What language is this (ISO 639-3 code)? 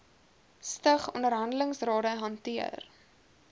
afr